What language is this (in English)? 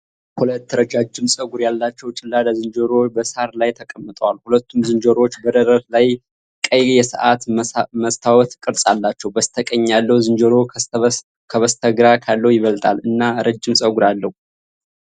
Amharic